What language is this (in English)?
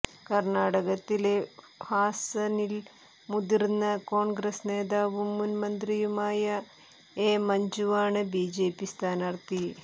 Malayalam